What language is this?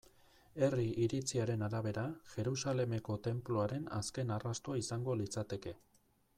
Basque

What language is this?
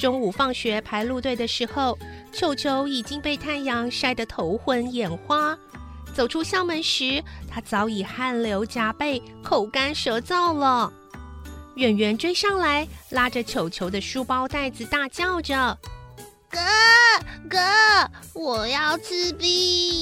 Chinese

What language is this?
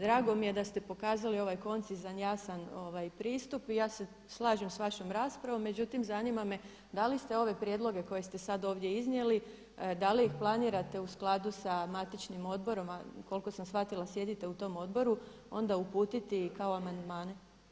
Croatian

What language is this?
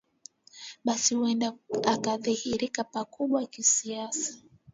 Swahili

